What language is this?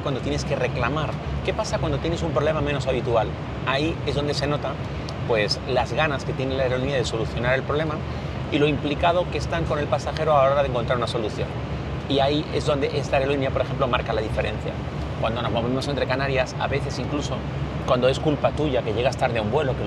Spanish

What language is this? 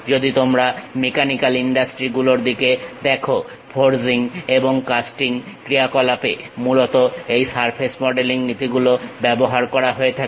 Bangla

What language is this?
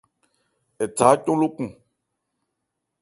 Ebrié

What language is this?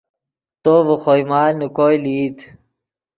Yidgha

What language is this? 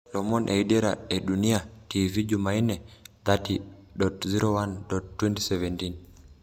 Masai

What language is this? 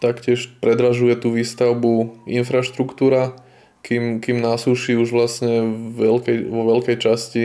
Slovak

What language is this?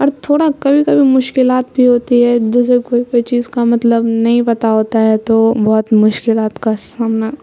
Urdu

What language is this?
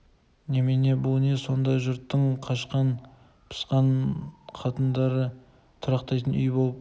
Kazakh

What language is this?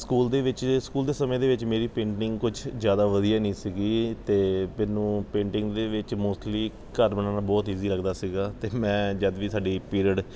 Punjabi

